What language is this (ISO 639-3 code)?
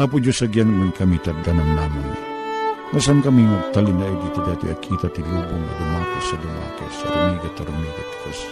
fil